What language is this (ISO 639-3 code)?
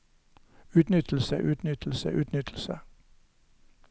nor